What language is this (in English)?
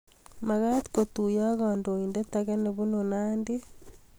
Kalenjin